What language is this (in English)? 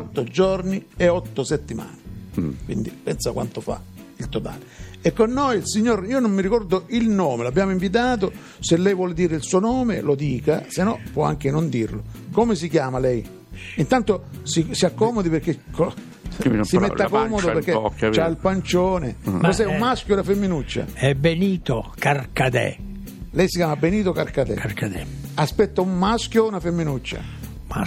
Italian